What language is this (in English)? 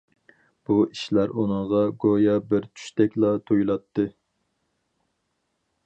Uyghur